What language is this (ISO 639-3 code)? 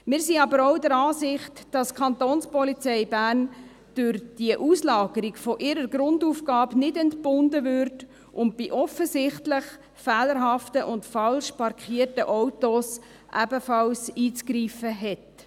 gsw